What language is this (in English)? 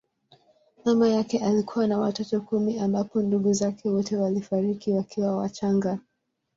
Swahili